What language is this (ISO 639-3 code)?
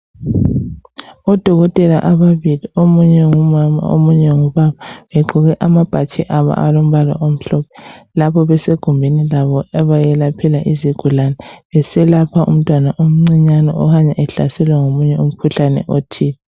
nde